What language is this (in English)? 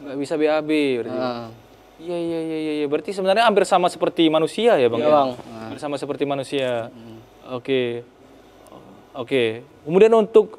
Indonesian